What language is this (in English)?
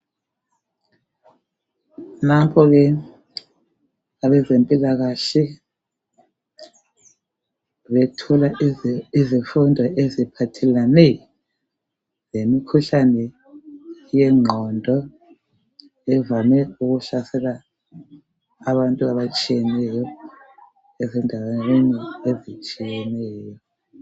North Ndebele